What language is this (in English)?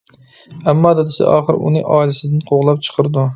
Uyghur